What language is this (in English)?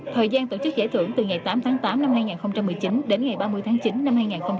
Vietnamese